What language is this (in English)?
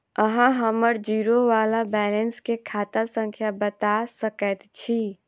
Maithili